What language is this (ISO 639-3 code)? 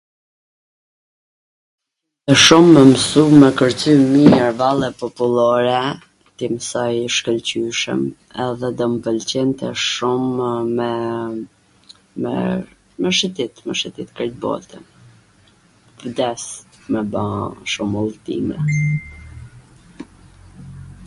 aln